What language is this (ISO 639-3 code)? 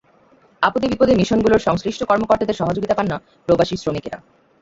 ben